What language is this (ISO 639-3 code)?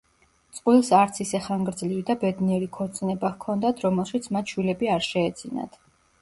kat